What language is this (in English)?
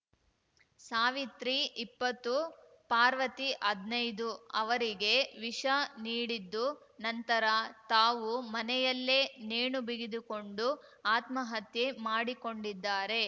Kannada